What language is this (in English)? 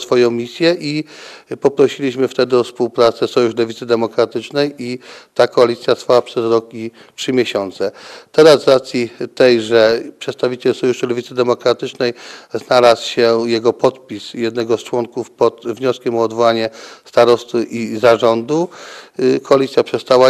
Polish